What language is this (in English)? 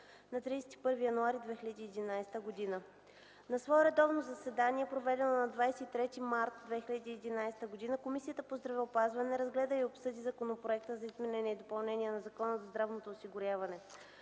Bulgarian